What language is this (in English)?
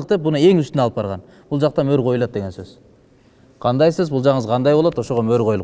Turkish